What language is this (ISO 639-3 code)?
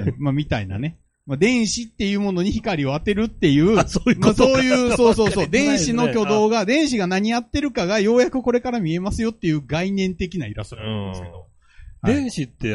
jpn